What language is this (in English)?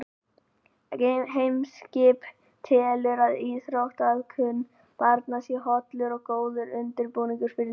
Icelandic